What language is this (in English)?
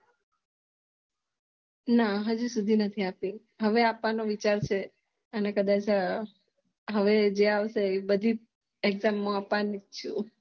Gujarati